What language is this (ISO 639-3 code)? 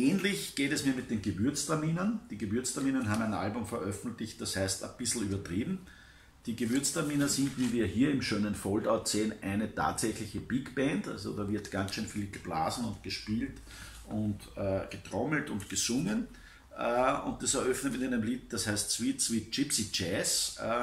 deu